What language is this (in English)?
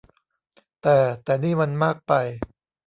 Thai